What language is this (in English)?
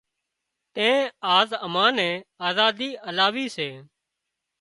Wadiyara Koli